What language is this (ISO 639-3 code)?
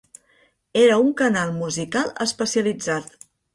cat